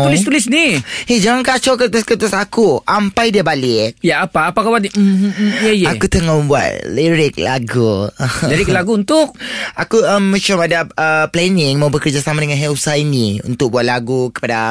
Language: Malay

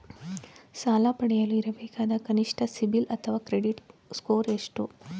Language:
Kannada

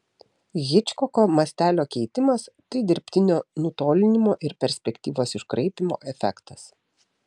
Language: Lithuanian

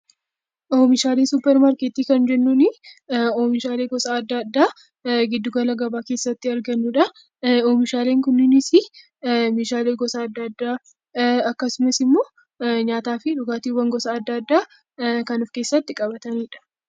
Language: Oromo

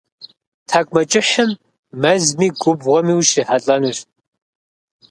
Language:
Kabardian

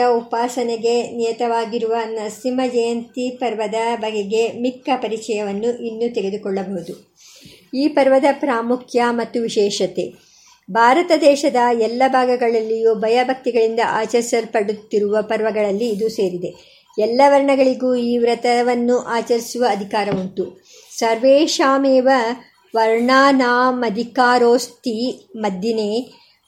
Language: Kannada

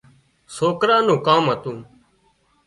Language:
Wadiyara Koli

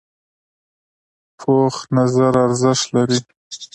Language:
Pashto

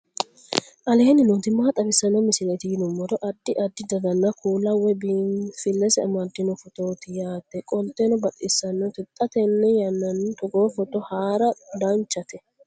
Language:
Sidamo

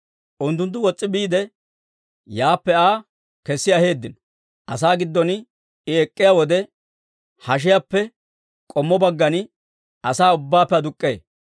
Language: Dawro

